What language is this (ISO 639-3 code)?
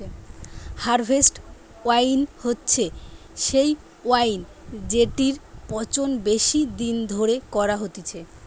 ben